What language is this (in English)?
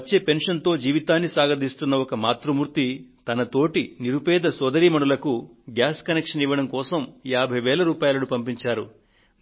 Telugu